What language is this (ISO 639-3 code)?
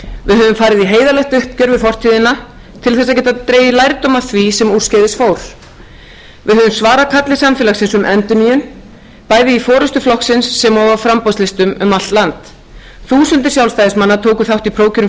isl